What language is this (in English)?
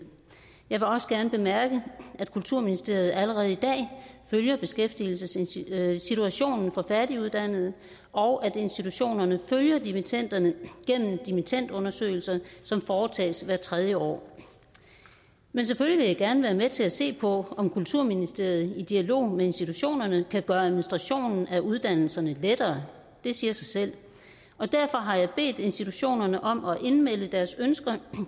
Danish